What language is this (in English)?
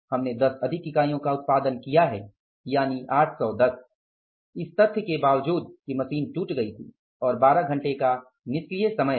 Hindi